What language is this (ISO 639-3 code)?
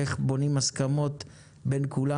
heb